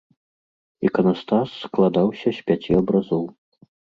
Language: Belarusian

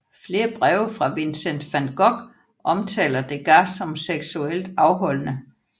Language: Danish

